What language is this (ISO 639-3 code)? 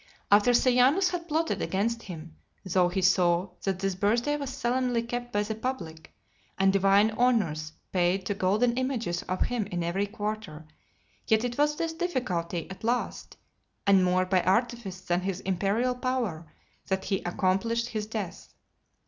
eng